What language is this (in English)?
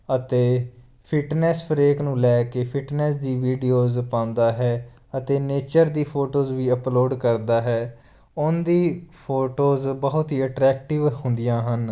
Punjabi